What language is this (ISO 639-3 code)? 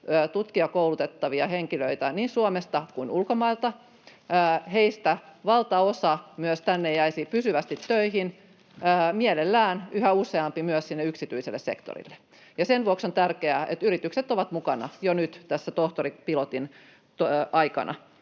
fin